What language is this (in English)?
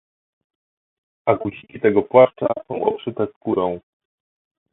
Polish